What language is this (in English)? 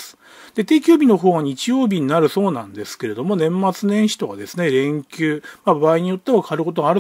Japanese